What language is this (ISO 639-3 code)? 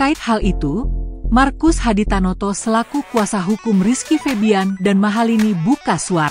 ind